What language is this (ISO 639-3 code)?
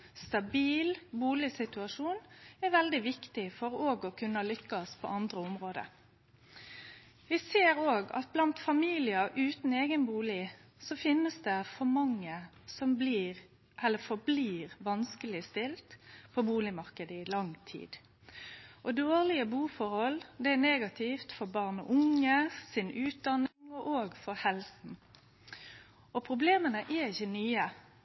nno